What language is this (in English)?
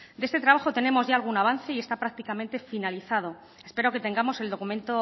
Spanish